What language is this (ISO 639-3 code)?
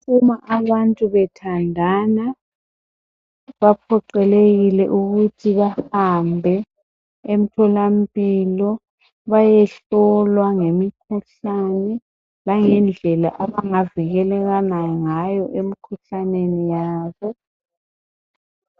nde